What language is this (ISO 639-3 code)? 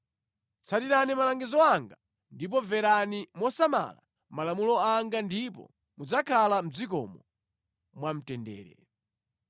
nya